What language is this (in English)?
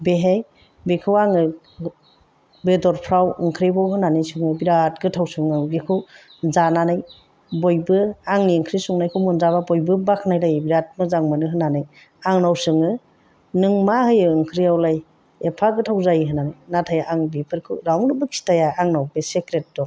Bodo